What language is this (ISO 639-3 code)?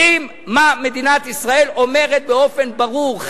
heb